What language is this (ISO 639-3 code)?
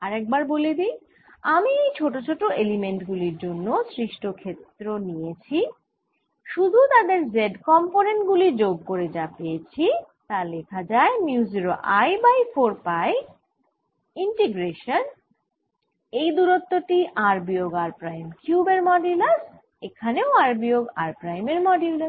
ben